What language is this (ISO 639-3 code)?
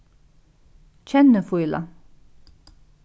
fao